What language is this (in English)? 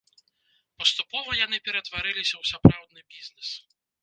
Belarusian